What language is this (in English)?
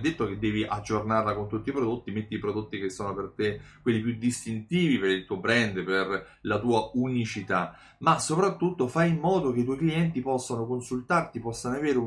Italian